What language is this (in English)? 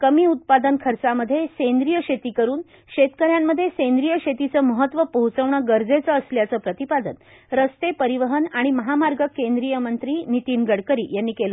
Marathi